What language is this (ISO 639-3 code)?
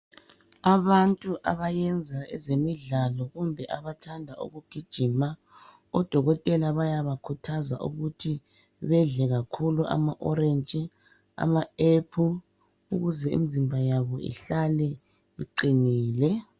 nde